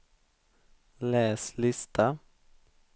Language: Swedish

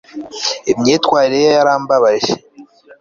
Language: Kinyarwanda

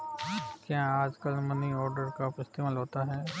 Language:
Hindi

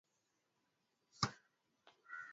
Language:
Swahili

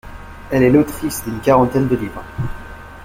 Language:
French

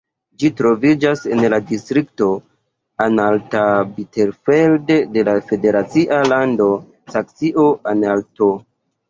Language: Esperanto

